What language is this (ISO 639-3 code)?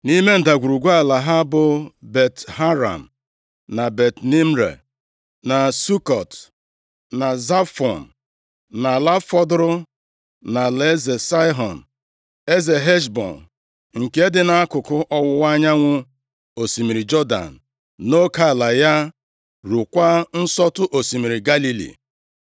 ibo